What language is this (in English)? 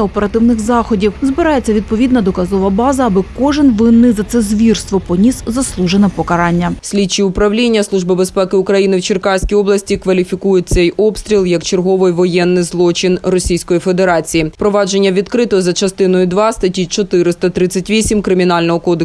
Ukrainian